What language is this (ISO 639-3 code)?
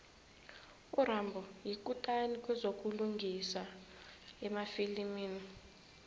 nbl